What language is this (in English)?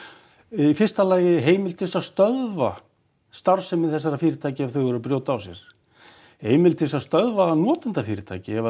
Icelandic